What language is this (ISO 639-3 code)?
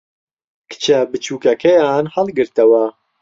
ckb